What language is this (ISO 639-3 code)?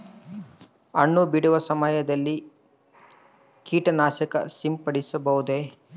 kan